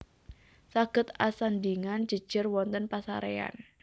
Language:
Javanese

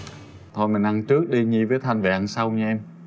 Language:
Vietnamese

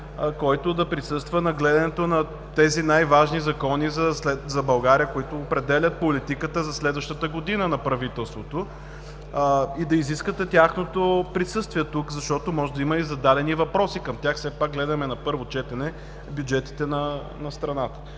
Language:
Bulgarian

